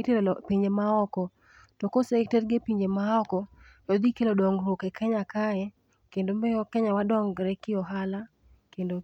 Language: Luo (Kenya and Tanzania)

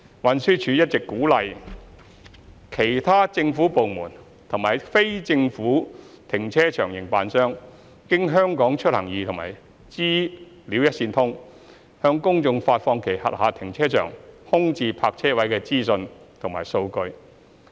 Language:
Cantonese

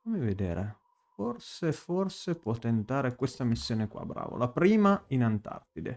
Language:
Italian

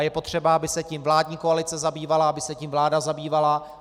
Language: Czech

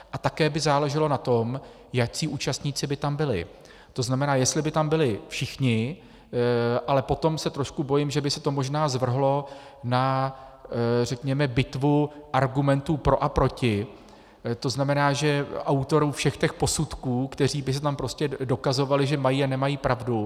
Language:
Czech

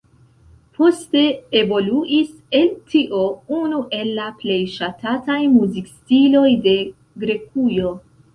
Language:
Esperanto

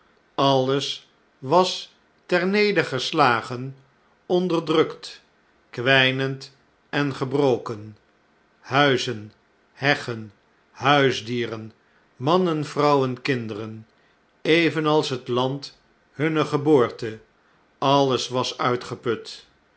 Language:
Dutch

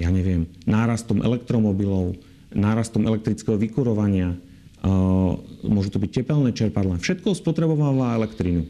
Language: Slovak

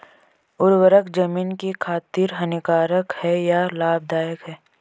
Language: Hindi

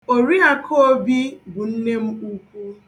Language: Igbo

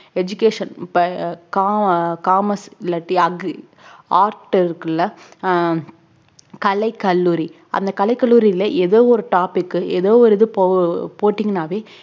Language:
Tamil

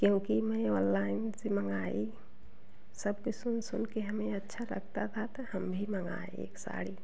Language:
Hindi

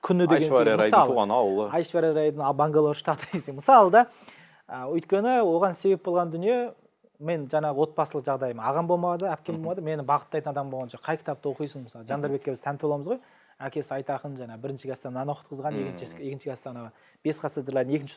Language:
Turkish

